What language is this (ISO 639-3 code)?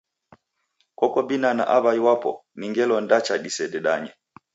dav